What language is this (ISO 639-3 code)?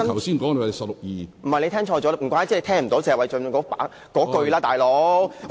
yue